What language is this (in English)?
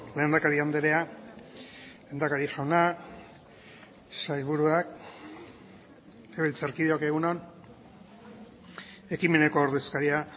Basque